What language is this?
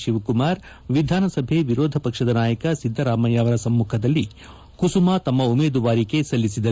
Kannada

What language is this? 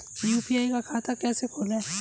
Hindi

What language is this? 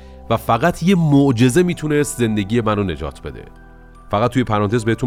Persian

